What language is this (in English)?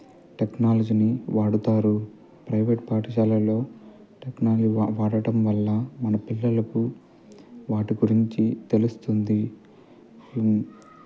Telugu